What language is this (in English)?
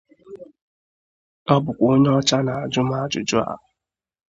Igbo